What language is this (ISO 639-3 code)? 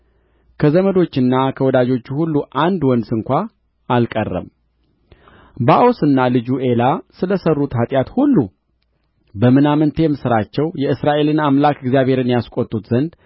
amh